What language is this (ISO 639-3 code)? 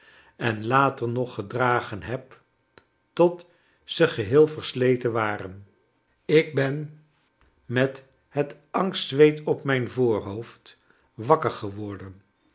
nld